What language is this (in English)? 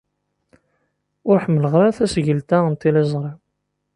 Kabyle